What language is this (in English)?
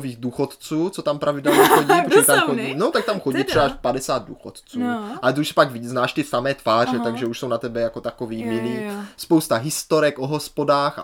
Czech